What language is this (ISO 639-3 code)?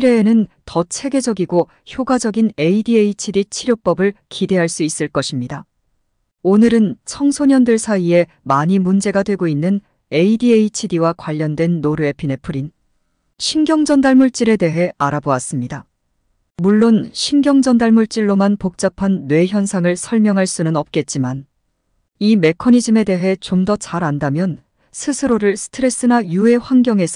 kor